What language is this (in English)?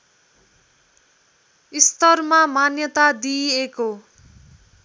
Nepali